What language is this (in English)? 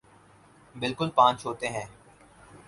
Urdu